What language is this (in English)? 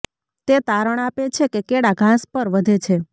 Gujarati